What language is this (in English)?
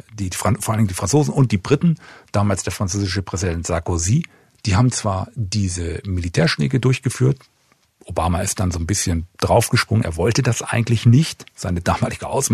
German